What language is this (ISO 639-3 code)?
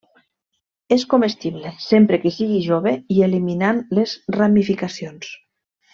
cat